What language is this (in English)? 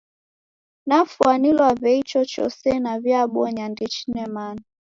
Taita